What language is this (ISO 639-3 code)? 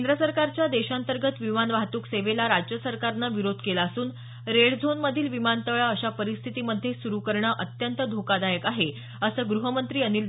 mar